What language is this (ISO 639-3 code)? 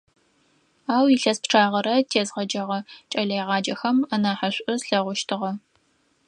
ady